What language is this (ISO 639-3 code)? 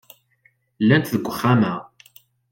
kab